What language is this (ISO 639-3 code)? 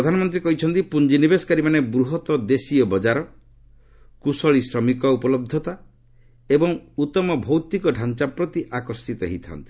ori